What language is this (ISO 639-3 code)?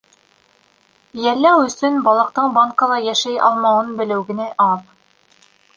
bak